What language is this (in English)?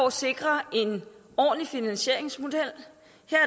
Danish